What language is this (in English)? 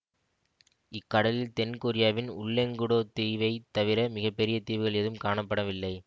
Tamil